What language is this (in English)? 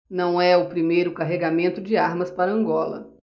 Portuguese